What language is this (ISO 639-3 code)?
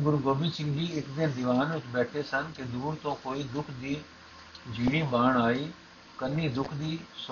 pan